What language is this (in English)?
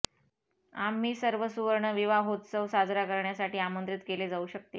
Marathi